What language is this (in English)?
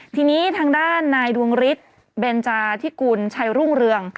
Thai